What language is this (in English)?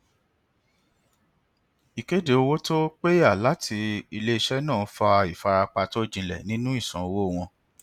Yoruba